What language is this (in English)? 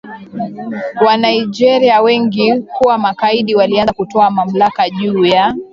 Swahili